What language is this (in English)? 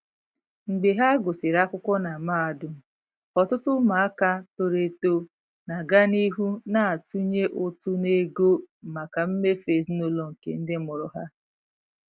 Igbo